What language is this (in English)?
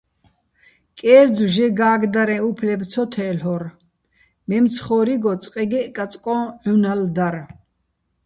Bats